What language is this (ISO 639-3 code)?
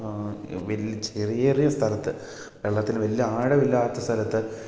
mal